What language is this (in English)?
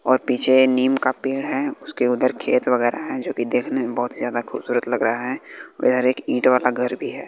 Hindi